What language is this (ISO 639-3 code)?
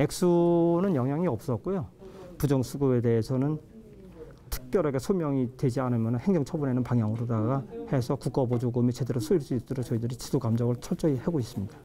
kor